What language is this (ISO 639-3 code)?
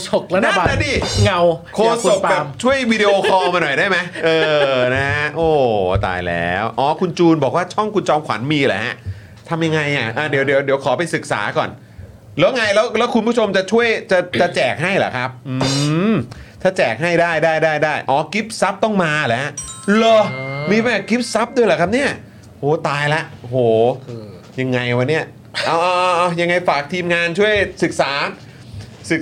tha